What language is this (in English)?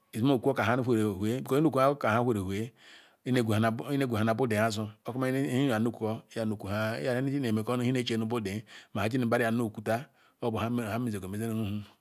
Ikwere